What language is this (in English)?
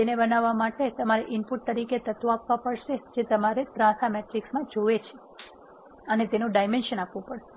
Gujarati